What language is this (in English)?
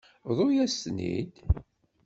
Kabyle